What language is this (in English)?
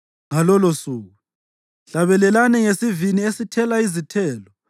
North Ndebele